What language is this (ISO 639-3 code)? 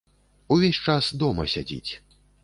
bel